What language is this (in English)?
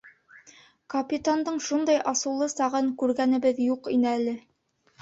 Bashkir